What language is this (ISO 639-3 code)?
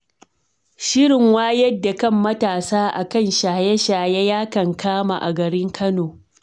hau